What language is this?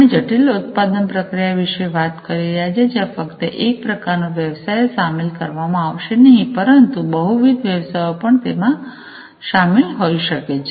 Gujarati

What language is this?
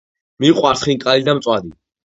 Georgian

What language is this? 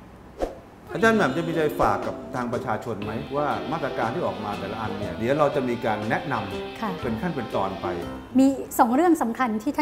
Thai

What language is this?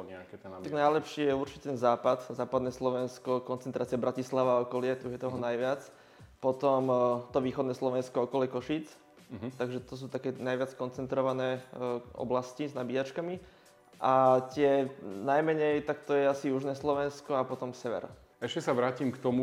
Slovak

